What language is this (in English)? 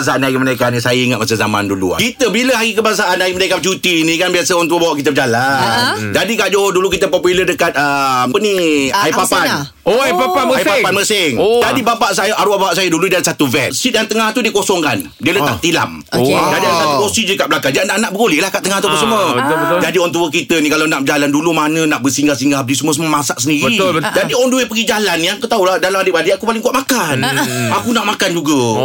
Malay